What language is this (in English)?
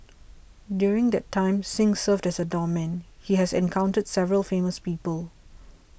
English